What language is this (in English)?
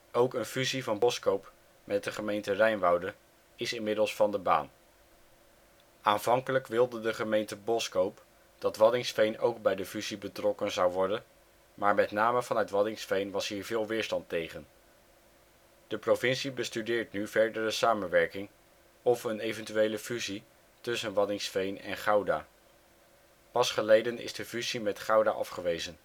Dutch